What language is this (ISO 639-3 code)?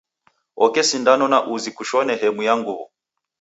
dav